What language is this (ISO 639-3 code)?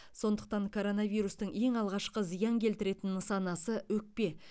kaz